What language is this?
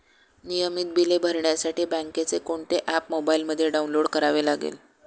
Marathi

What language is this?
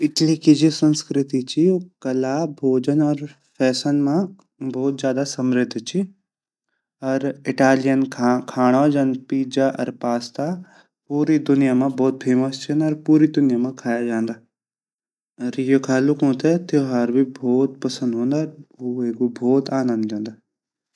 Garhwali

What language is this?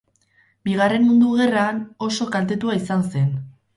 Basque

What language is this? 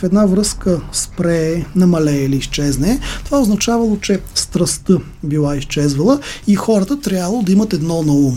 Bulgarian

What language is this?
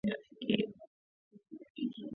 Swahili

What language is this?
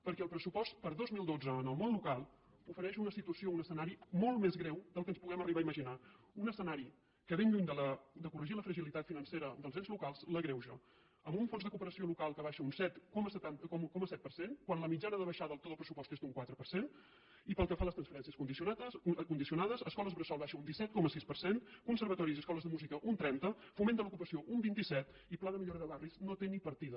Catalan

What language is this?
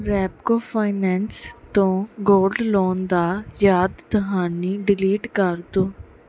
Punjabi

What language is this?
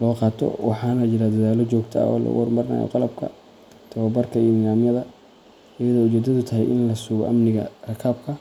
Somali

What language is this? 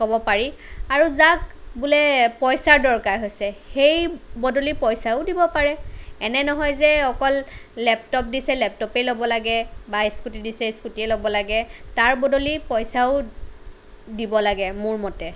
Assamese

